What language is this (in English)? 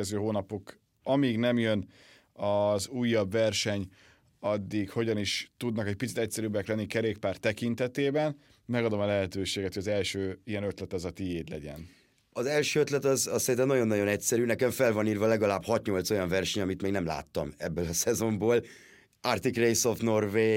Hungarian